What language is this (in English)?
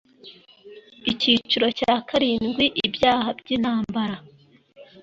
Kinyarwanda